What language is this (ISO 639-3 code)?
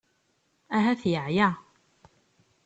kab